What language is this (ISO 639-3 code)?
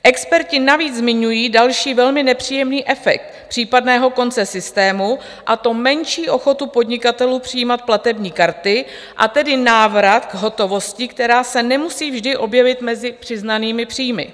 ces